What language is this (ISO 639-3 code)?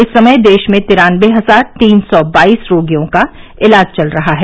hin